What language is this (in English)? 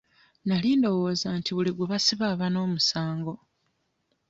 Ganda